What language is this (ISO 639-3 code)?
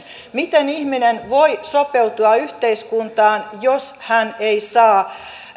fin